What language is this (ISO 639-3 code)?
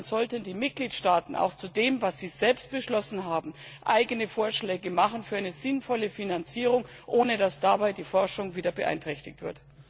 deu